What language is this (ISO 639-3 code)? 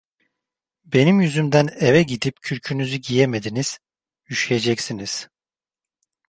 tur